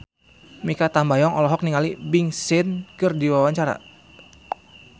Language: Sundanese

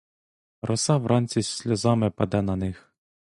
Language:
Ukrainian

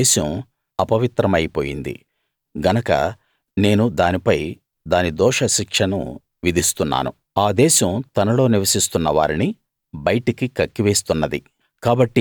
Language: Telugu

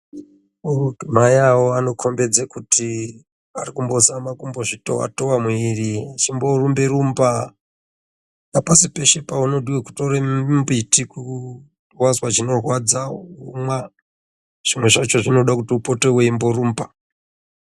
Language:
Ndau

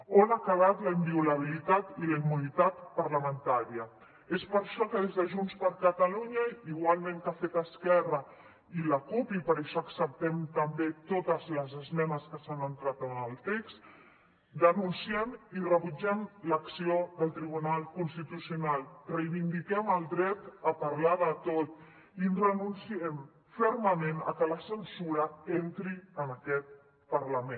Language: Catalan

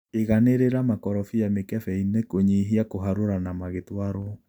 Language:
Kikuyu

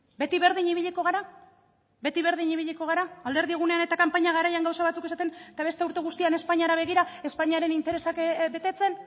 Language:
Basque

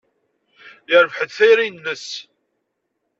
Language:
Kabyle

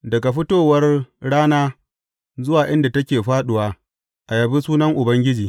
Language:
Hausa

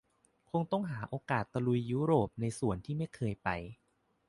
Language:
Thai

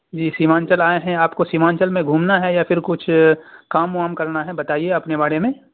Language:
Urdu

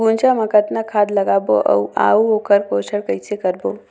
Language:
Chhattisgarhi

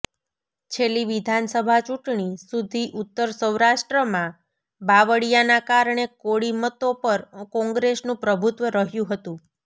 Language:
Gujarati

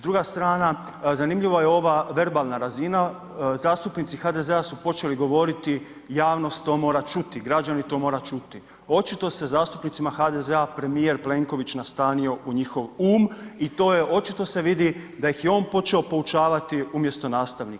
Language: Croatian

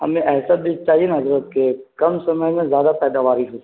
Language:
Urdu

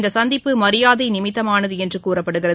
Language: Tamil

